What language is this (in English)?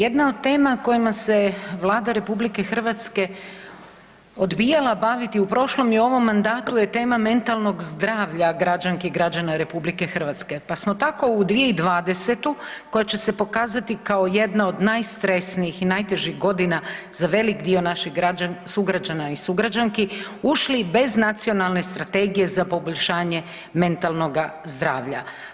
Croatian